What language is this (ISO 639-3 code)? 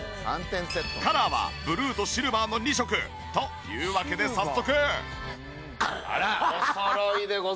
jpn